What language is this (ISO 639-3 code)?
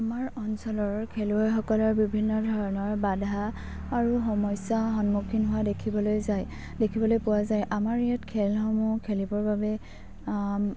asm